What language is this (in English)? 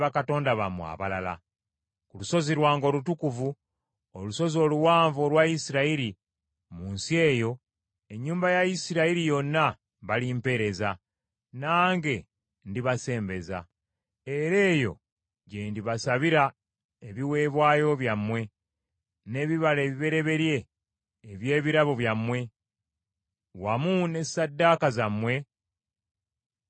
Ganda